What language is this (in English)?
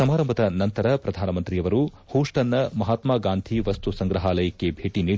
Kannada